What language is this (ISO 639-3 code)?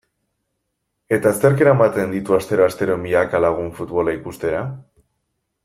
eus